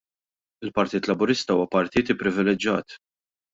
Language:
Maltese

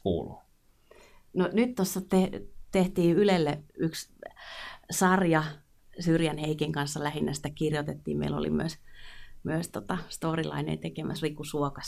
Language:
Finnish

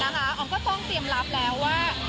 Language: Thai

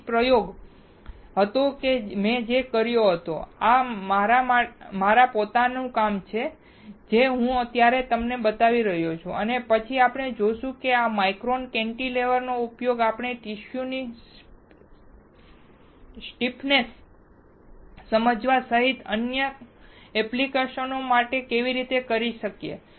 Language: Gujarati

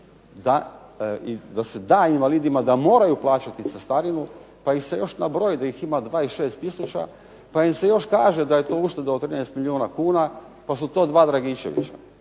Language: Croatian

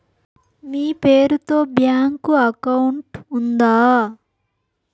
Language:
Telugu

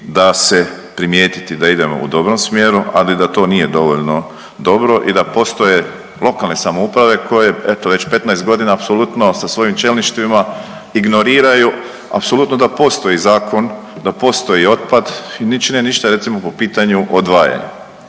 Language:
Croatian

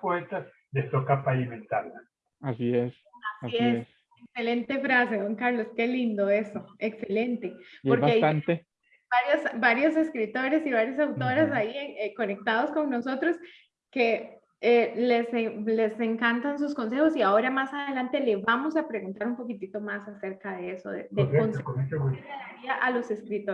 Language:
Spanish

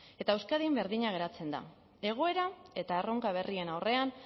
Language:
Basque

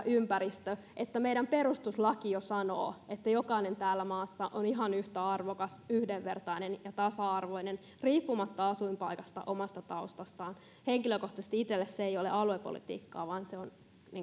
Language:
Finnish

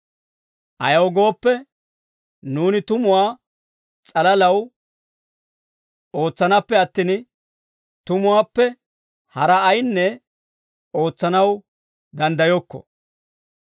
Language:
Dawro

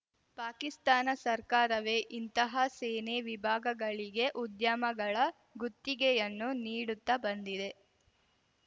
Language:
Kannada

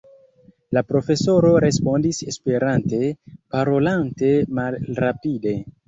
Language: Esperanto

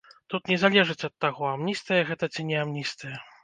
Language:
Belarusian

